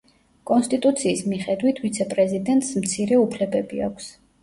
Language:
Georgian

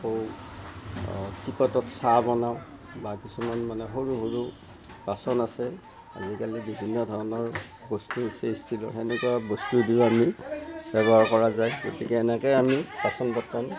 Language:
Assamese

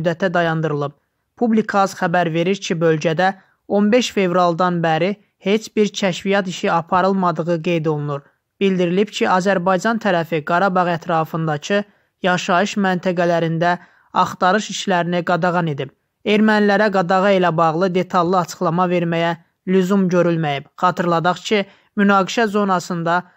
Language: Turkish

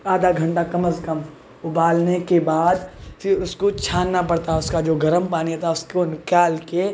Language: Urdu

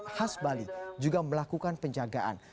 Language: Indonesian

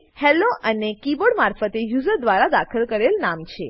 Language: Gujarati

